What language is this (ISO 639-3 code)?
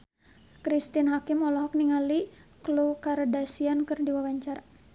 sun